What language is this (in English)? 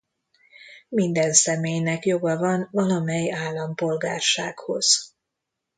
Hungarian